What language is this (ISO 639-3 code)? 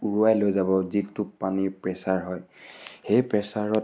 asm